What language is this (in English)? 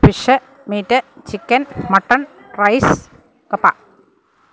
Malayalam